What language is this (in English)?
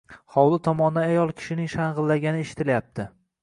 Uzbek